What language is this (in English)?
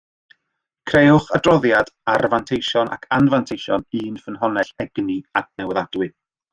Welsh